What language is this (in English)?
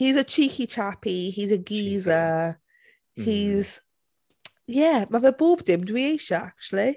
Welsh